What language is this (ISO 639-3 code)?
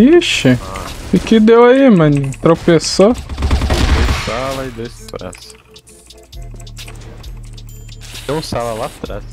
por